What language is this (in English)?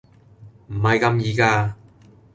Cantonese